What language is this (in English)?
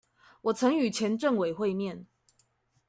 Chinese